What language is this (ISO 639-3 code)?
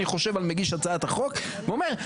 heb